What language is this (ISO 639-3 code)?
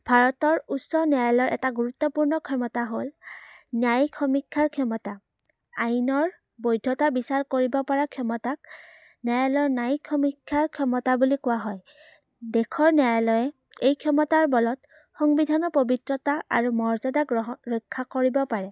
asm